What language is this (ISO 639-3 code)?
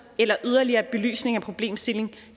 dan